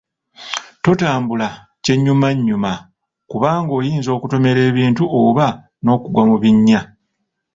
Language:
Ganda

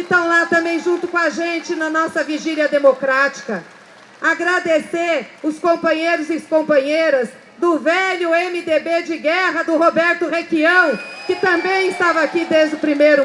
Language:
Portuguese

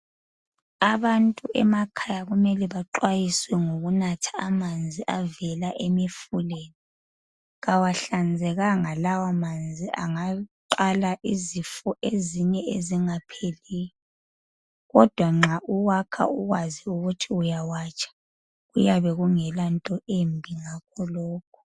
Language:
North Ndebele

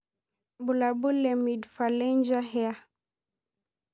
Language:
Masai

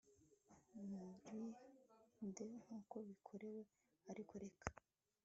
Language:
Kinyarwanda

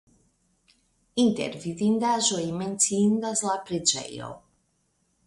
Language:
Esperanto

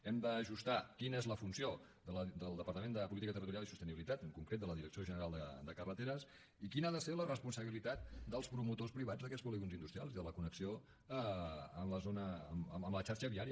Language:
Catalan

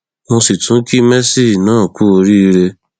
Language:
Yoruba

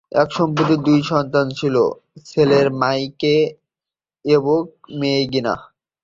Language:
Bangla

